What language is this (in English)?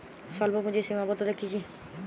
Bangla